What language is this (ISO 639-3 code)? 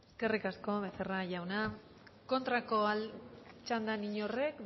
eus